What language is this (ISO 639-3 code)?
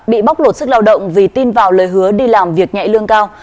vie